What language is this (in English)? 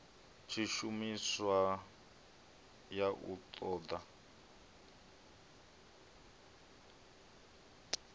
Venda